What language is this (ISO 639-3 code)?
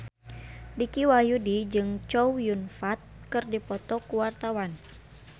sun